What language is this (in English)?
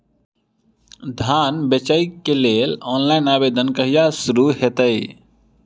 Maithili